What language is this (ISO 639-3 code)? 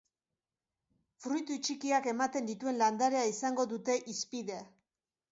eus